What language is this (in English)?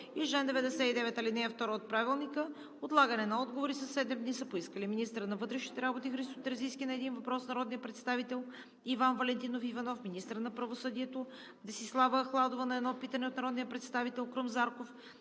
Bulgarian